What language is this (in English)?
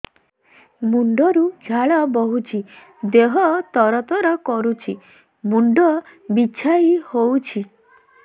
Odia